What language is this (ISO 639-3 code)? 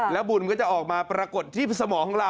tha